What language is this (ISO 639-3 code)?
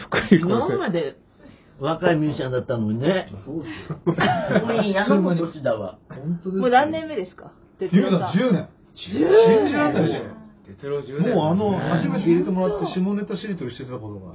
jpn